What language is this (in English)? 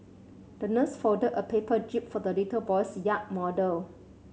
English